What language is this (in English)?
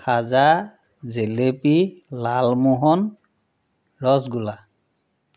Assamese